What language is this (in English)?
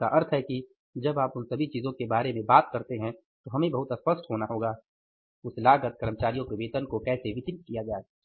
Hindi